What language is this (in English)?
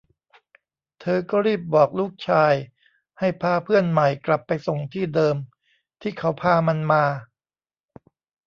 Thai